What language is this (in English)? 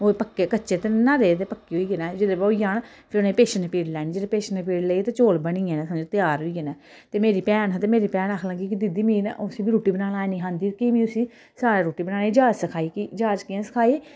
Dogri